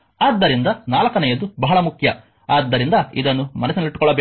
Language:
Kannada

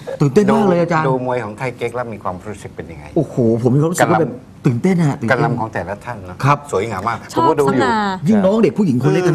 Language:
Thai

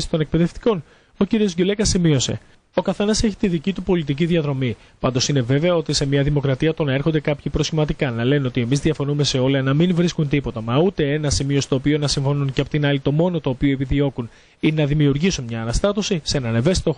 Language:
Greek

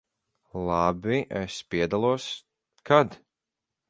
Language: Latvian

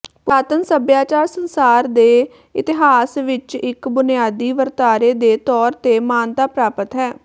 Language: Punjabi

